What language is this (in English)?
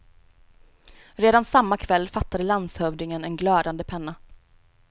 Swedish